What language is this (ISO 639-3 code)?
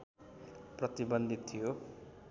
nep